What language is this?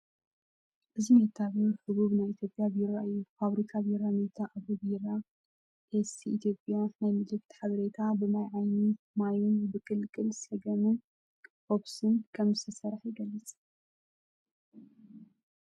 Tigrinya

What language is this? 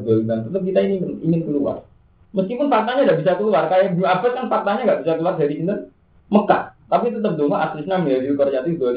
Indonesian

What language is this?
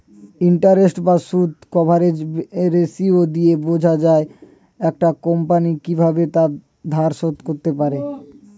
Bangla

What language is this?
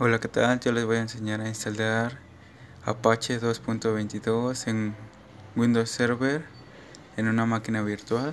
Spanish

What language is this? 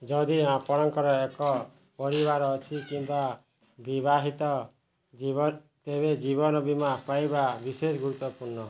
Odia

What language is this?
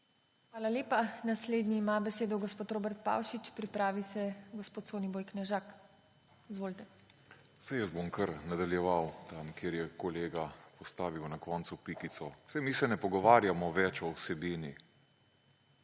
Slovenian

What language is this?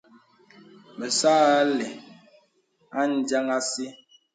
Bebele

